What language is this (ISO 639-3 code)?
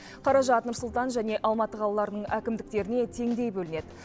kaz